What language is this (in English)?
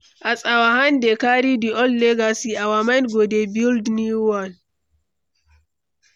Nigerian Pidgin